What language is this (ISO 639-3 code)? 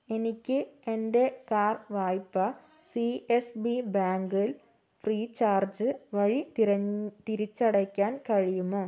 mal